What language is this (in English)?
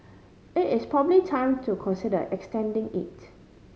English